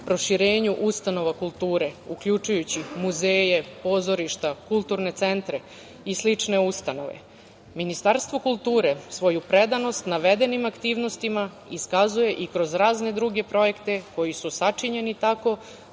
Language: Serbian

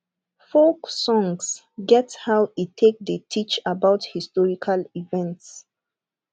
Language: Nigerian Pidgin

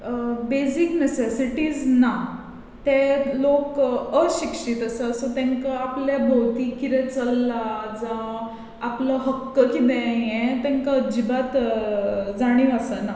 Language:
Konkani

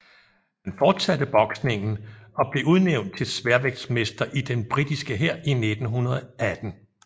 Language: Danish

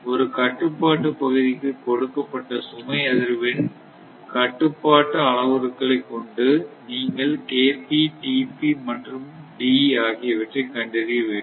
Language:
Tamil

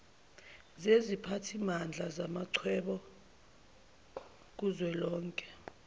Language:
Zulu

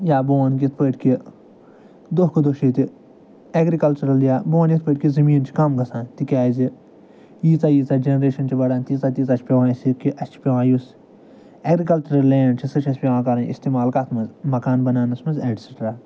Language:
Kashmiri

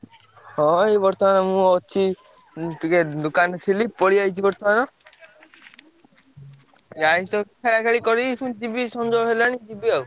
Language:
Odia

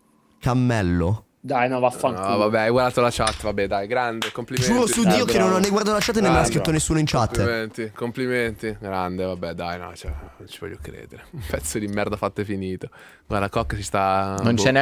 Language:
Italian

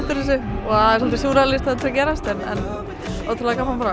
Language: Icelandic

